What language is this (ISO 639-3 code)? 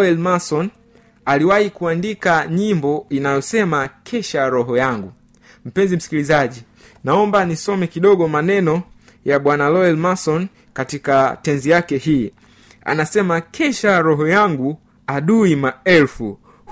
swa